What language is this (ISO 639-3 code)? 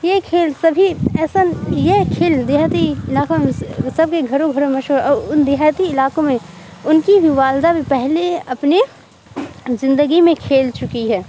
urd